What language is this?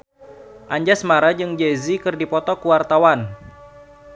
Sundanese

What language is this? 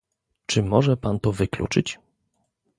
Polish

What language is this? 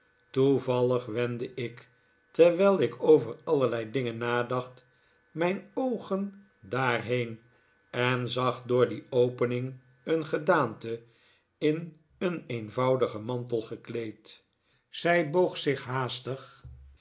Dutch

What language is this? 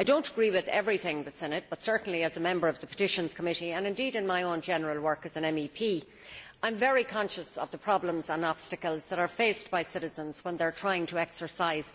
English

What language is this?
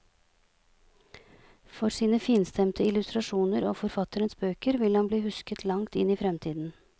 Norwegian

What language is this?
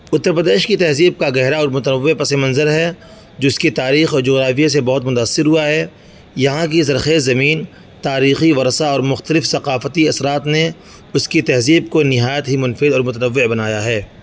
Urdu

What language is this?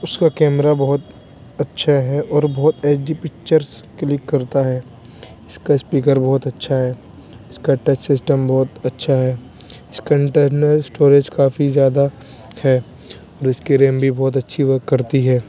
Urdu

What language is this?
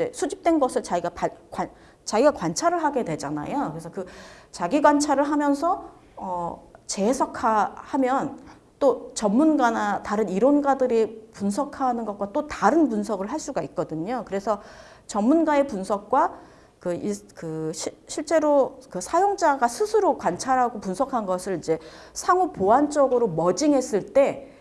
Korean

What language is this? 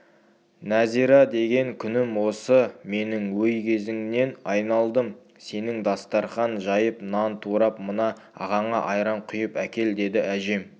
Kazakh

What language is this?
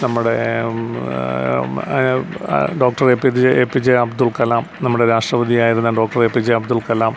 Malayalam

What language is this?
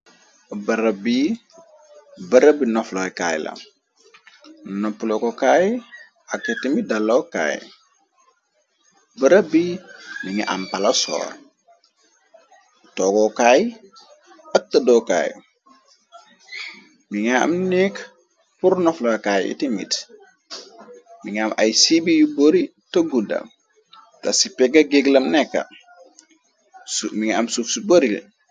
Wolof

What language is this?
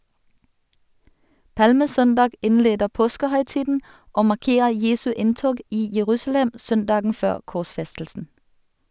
Norwegian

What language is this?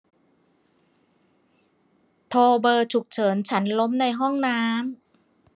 Thai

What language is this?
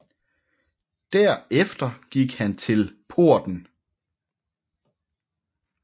Danish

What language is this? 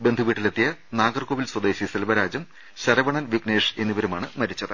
Malayalam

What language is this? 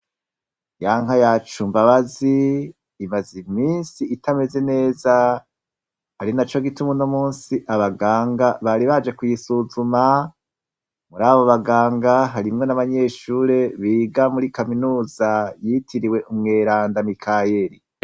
Rundi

